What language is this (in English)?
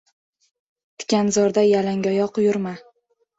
Uzbek